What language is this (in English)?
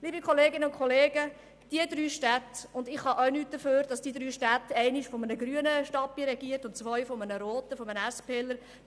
Swiss German